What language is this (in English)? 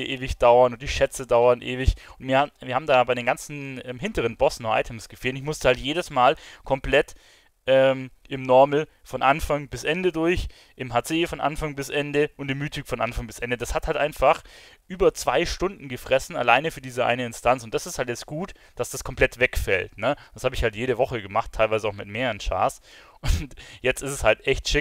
German